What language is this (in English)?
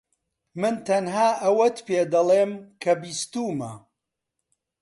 Central Kurdish